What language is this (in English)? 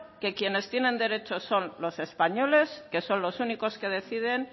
Spanish